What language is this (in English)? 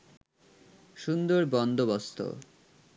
Bangla